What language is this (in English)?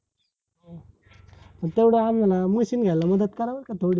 Marathi